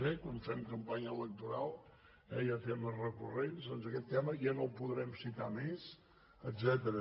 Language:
Catalan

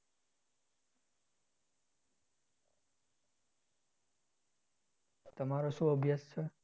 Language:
Gujarati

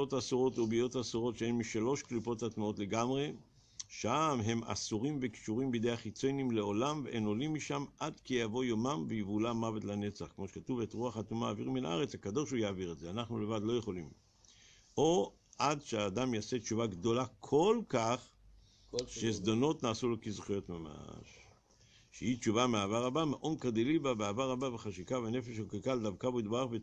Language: Hebrew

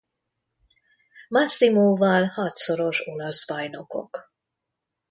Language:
Hungarian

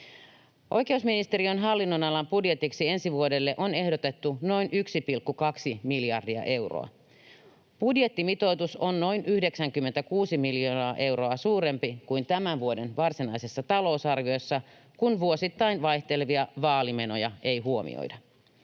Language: Finnish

